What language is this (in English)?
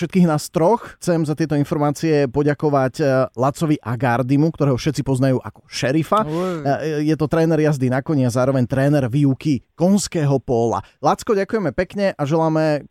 Slovak